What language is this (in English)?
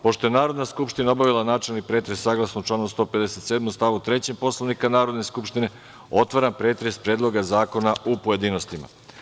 Serbian